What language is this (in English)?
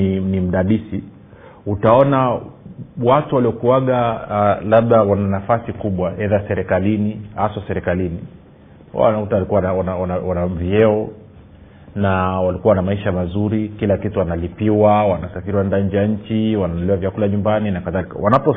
Swahili